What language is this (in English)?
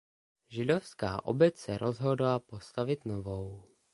Czech